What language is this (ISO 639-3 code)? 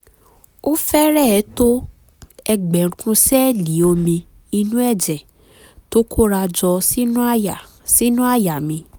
yor